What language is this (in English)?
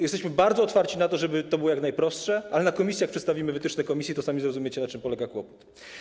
Polish